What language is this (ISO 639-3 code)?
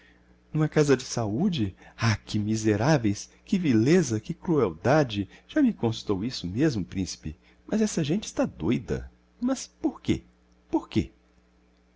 por